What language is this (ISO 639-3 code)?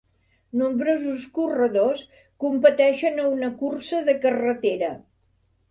cat